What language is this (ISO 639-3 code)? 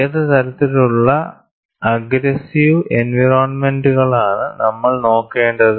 mal